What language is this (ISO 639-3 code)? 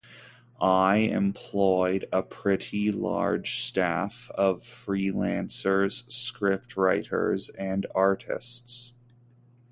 eng